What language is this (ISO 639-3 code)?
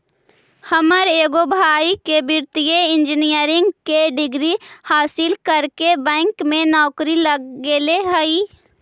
mag